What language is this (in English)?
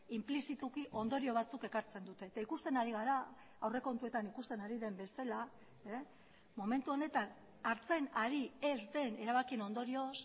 Basque